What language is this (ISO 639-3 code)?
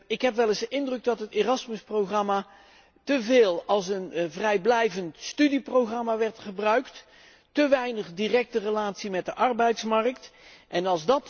nld